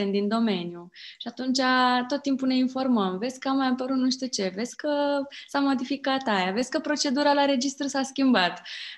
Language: Romanian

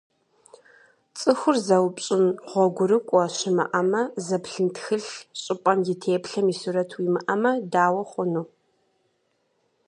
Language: Kabardian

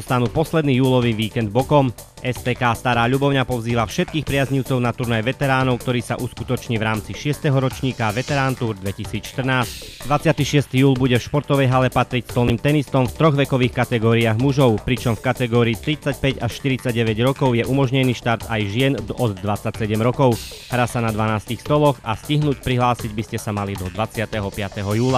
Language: Slovak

